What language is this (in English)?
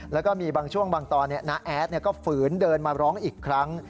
Thai